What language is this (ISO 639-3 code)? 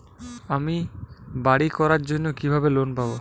ben